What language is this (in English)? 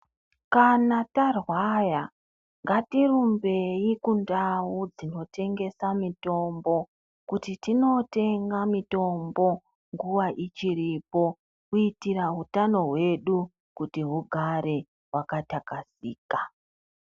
Ndau